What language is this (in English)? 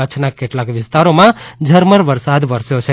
Gujarati